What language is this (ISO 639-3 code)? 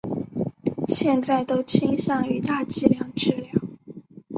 zho